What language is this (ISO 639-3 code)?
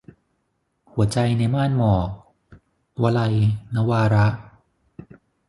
tha